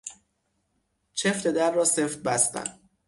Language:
Persian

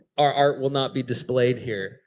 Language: English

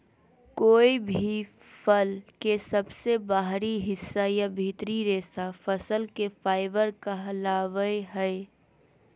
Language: Magahi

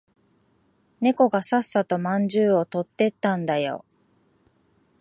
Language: Japanese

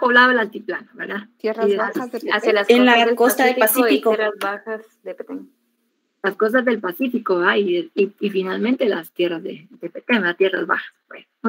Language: Spanish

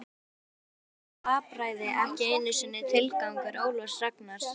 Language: Icelandic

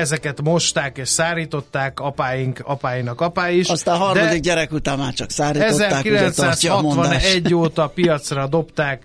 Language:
Hungarian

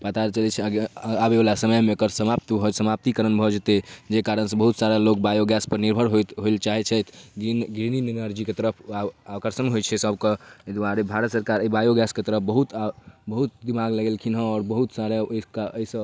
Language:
Maithili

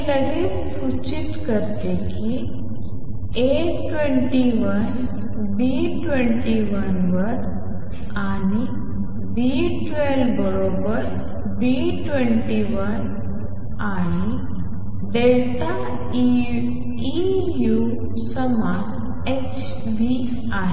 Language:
Marathi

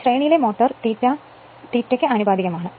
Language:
Malayalam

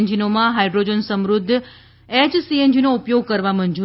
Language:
Gujarati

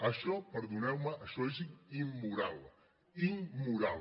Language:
Catalan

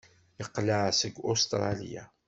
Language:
Kabyle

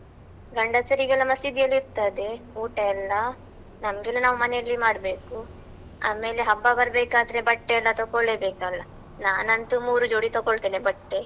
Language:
Kannada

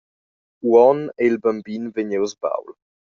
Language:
Romansh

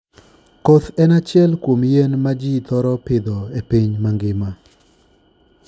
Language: Luo (Kenya and Tanzania)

